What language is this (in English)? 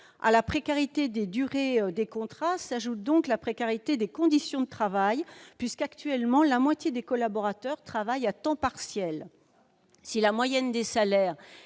French